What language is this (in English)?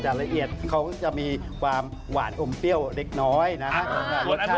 Thai